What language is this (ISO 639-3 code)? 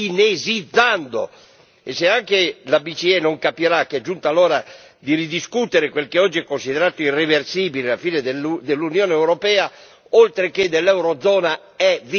ita